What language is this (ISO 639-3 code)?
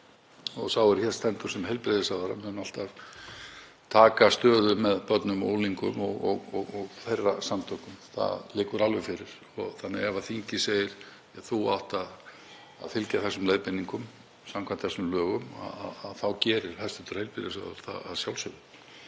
isl